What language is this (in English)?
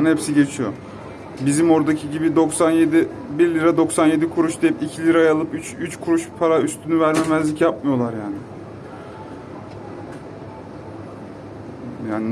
Turkish